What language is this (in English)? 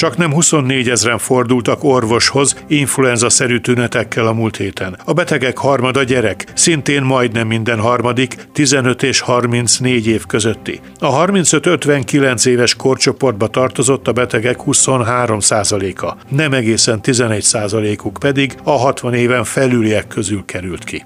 Hungarian